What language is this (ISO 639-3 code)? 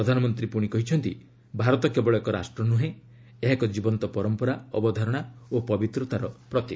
ori